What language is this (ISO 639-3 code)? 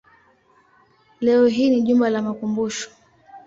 swa